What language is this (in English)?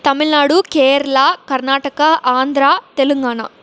Tamil